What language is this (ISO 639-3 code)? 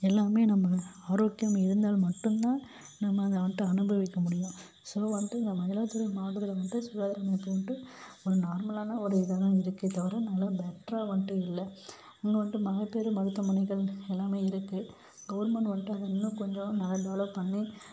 tam